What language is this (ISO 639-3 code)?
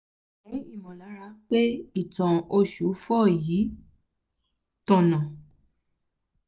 yor